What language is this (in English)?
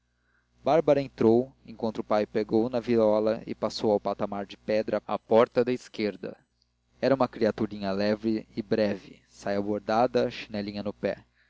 Portuguese